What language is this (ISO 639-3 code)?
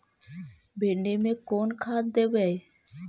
mag